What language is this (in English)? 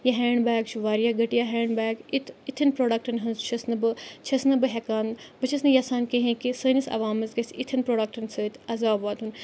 Kashmiri